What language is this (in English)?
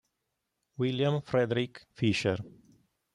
Italian